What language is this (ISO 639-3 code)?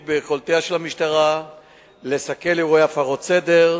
heb